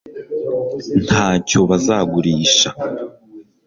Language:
Kinyarwanda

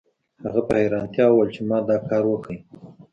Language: Pashto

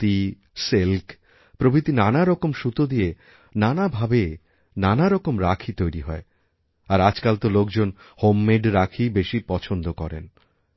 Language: Bangla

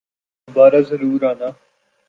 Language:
Urdu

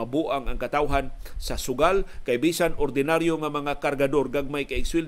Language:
Filipino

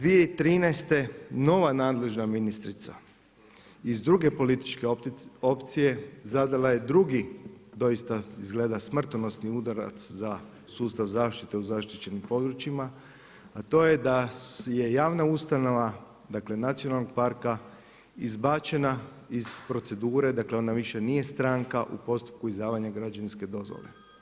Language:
Croatian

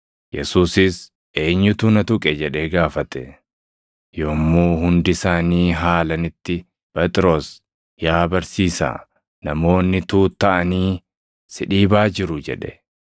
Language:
Oromo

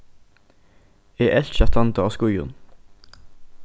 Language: Faroese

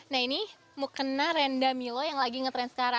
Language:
Indonesian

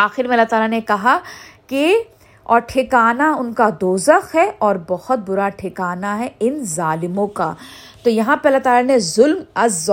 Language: Urdu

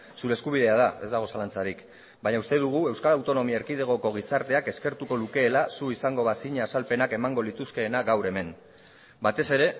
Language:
Basque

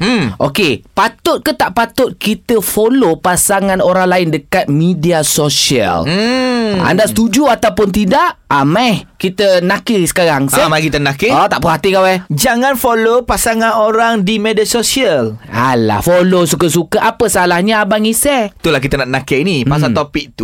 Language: Malay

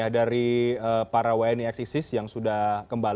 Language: Indonesian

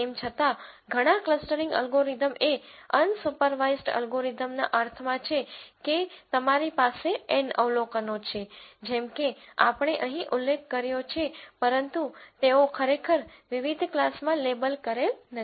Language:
Gujarati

